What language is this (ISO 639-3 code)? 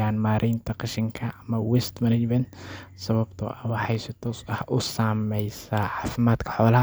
som